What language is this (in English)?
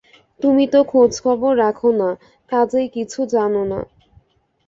Bangla